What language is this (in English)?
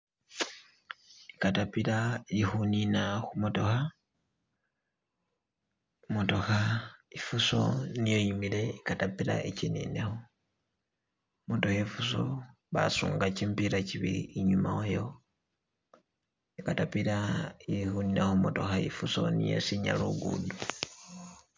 Masaaba